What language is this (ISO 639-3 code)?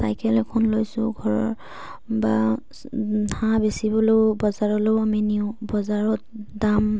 asm